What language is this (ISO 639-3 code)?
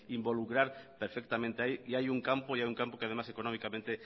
spa